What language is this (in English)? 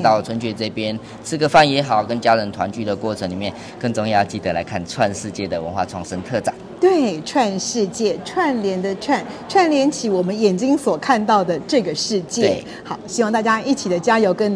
Chinese